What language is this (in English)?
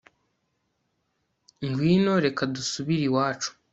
Kinyarwanda